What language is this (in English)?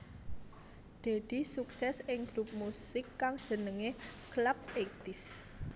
Javanese